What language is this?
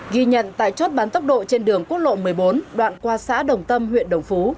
Vietnamese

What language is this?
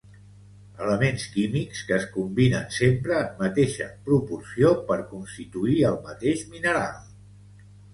Catalan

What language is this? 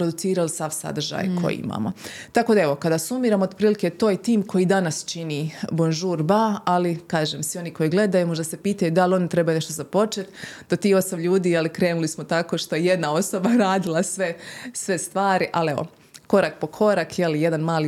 Croatian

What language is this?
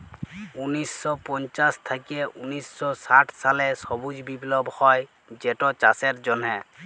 Bangla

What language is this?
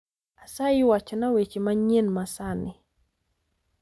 Luo (Kenya and Tanzania)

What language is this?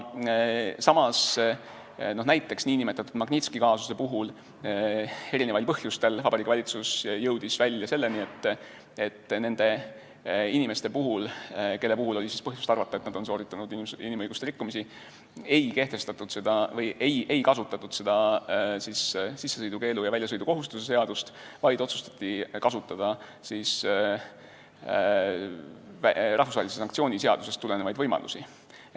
Estonian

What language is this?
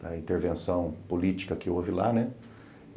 Portuguese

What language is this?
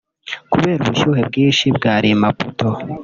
Kinyarwanda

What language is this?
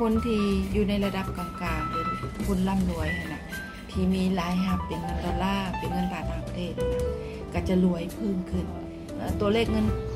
Thai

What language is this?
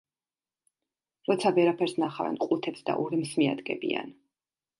Georgian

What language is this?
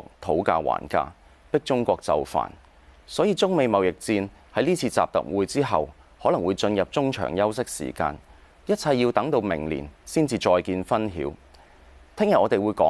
Chinese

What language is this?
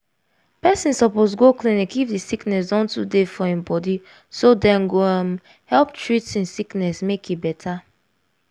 Nigerian Pidgin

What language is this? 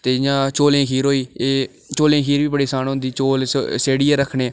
Dogri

